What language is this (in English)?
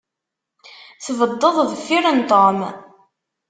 Kabyle